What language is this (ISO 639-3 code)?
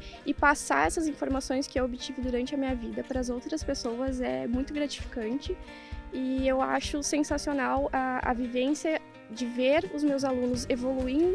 por